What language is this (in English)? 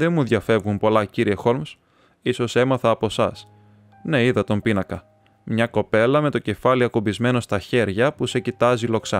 Greek